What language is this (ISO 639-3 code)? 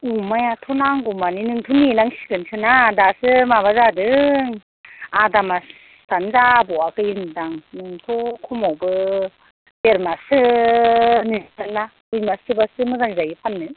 brx